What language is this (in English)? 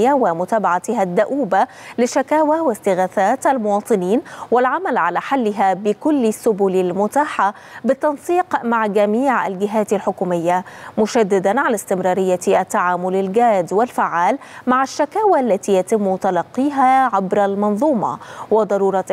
Arabic